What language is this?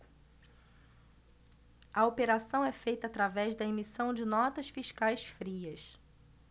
Portuguese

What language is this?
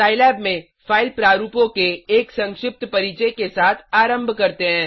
Hindi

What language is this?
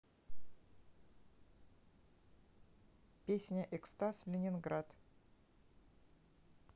Russian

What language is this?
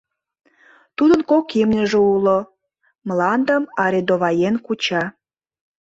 Mari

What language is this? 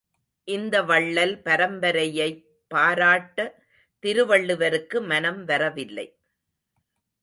Tamil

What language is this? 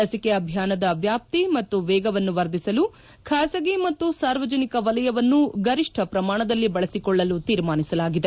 Kannada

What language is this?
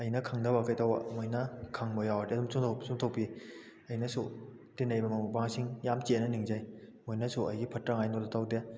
Manipuri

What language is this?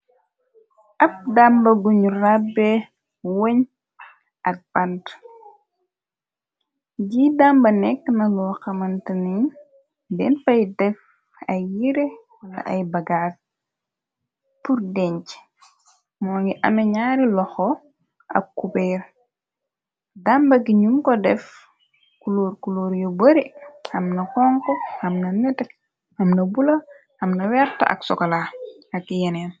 Wolof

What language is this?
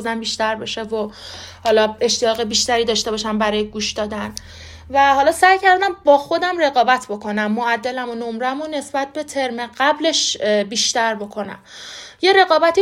Persian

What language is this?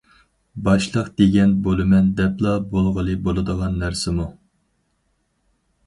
Uyghur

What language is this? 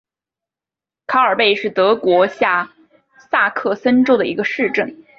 Chinese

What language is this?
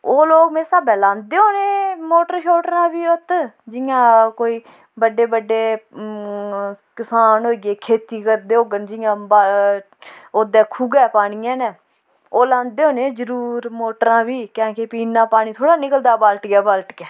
Dogri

